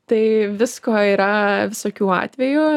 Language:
Lithuanian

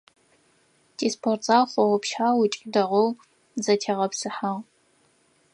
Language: Adyghe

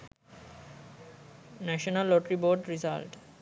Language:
Sinhala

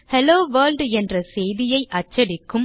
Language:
Tamil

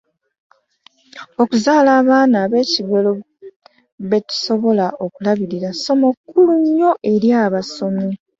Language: Ganda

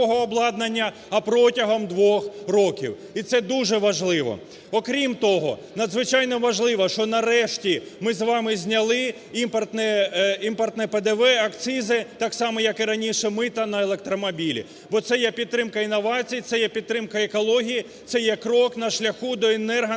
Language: Ukrainian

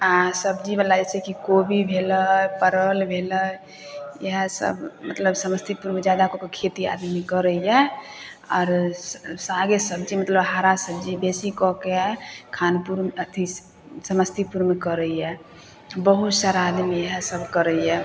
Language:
Maithili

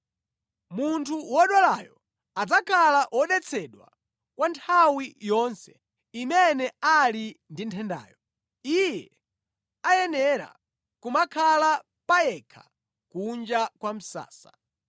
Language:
Nyanja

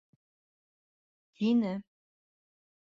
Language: Bashkir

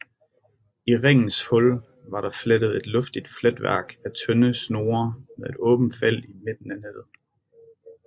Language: Danish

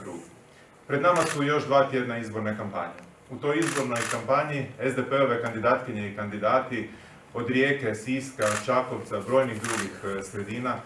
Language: Croatian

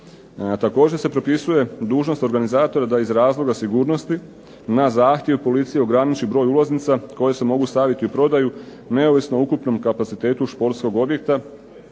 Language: Croatian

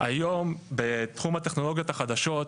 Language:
Hebrew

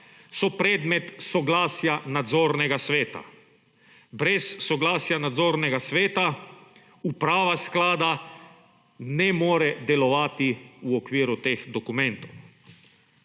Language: Slovenian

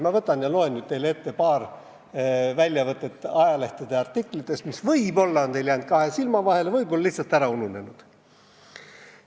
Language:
Estonian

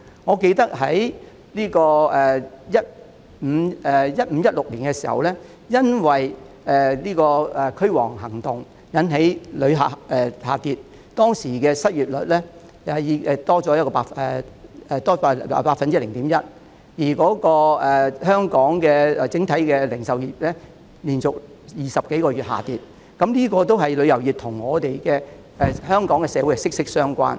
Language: Cantonese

